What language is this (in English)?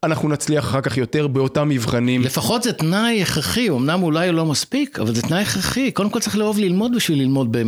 Hebrew